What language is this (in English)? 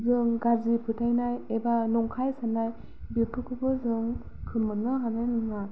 Bodo